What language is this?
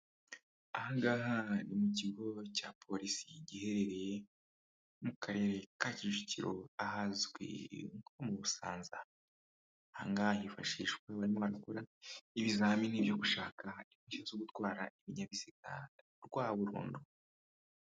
Kinyarwanda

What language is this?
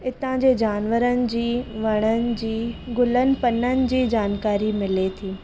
Sindhi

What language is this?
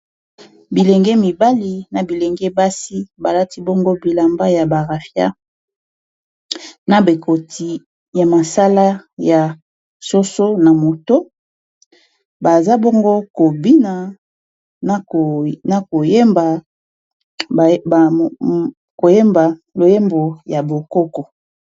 Lingala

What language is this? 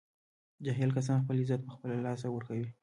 Pashto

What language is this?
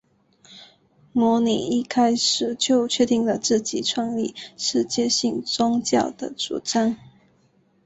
Chinese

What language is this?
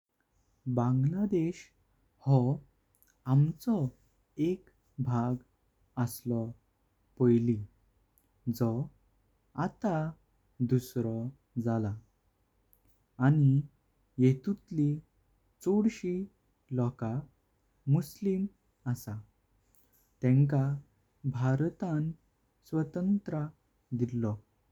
Konkani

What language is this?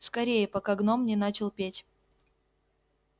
Russian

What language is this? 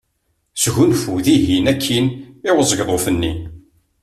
Kabyle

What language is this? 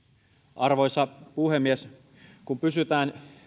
Finnish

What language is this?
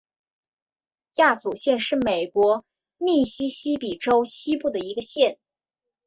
Chinese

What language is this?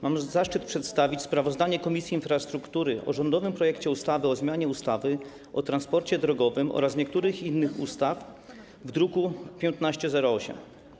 Polish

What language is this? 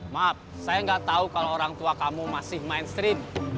Indonesian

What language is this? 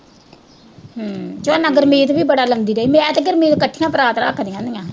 Punjabi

